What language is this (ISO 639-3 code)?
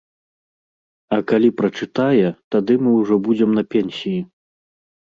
bel